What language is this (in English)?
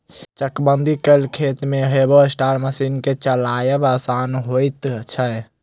Maithili